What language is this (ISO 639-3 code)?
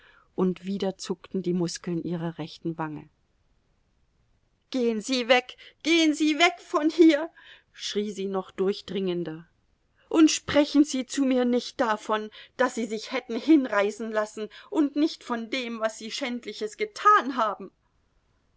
deu